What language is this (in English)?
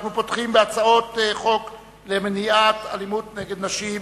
Hebrew